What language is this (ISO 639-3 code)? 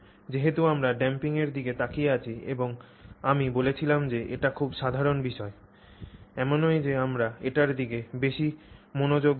ben